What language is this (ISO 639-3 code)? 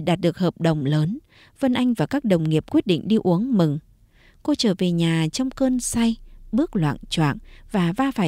vie